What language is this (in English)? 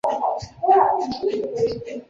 Chinese